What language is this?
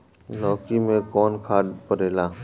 Bhojpuri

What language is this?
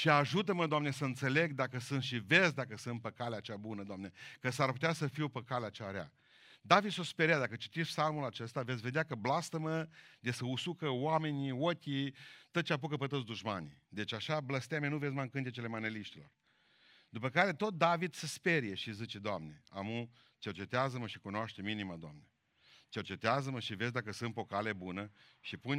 Romanian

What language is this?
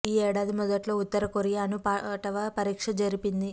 Telugu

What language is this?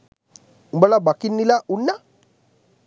Sinhala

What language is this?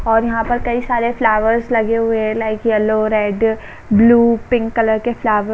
Hindi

